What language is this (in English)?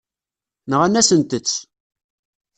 Kabyle